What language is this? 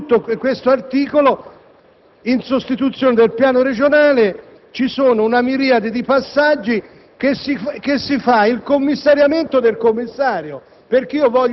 Italian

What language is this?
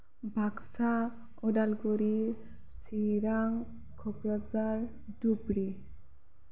Bodo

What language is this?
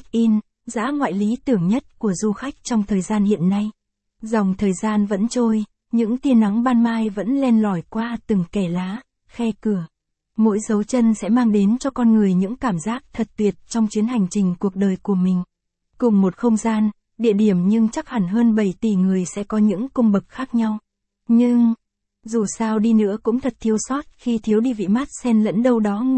Vietnamese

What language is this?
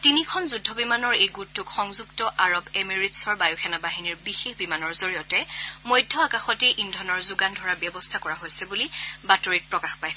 Assamese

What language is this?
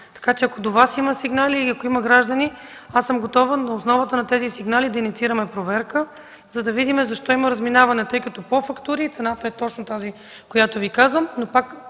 Bulgarian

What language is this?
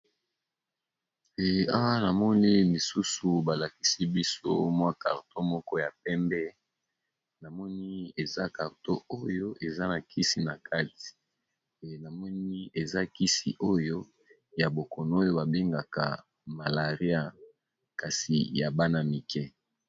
Lingala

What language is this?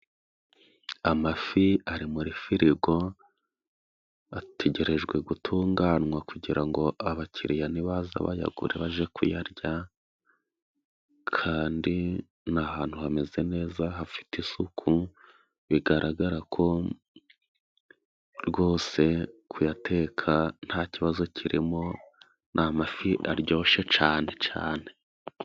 Kinyarwanda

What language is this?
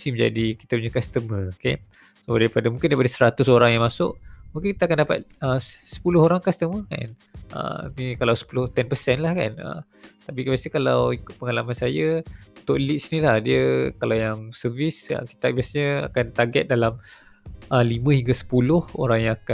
Malay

